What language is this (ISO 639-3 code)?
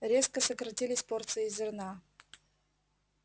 rus